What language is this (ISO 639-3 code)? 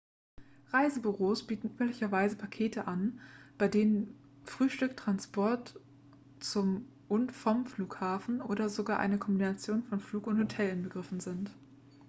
deu